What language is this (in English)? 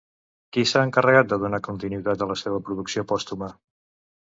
Catalan